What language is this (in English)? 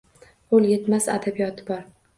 Uzbek